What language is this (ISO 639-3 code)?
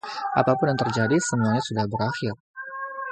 ind